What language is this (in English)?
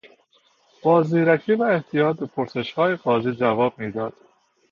Persian